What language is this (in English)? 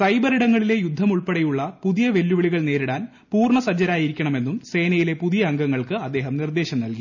Malayalam